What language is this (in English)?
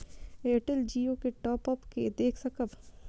Maithili